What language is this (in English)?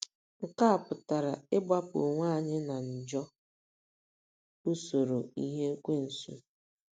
Igbo